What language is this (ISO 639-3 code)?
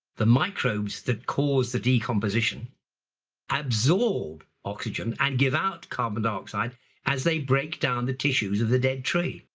eng